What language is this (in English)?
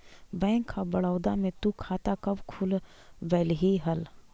Magahi